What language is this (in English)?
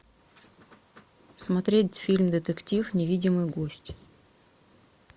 Russian